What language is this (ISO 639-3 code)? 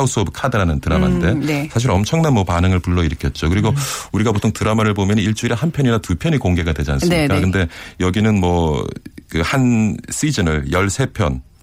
kor